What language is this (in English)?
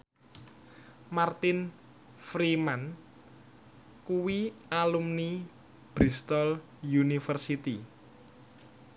Javanese